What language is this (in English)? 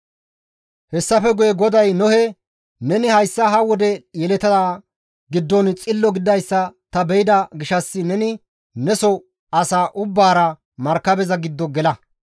Gamo